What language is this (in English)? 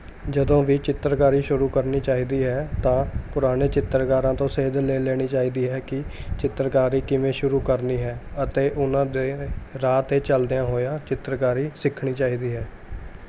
Punjabi